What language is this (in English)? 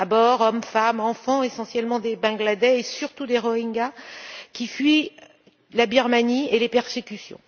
French